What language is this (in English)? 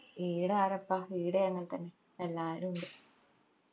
Malayalam